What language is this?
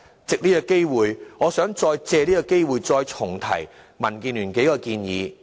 Cantonese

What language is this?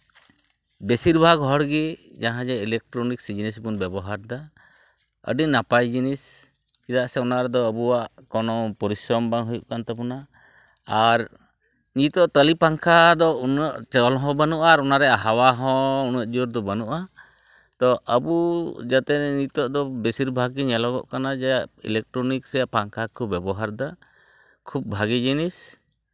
Santali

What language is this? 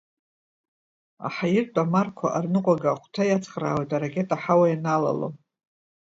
Abkhazian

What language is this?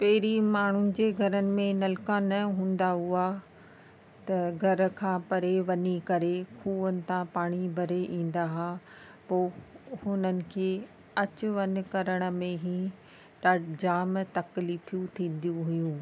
Sindhi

